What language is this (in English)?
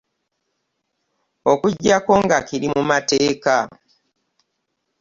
Ganda